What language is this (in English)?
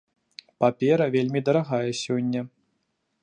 Belarusian